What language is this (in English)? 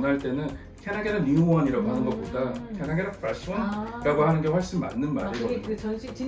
Korean